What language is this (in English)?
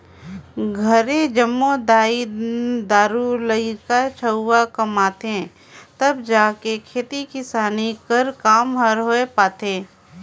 Chhattisgarhi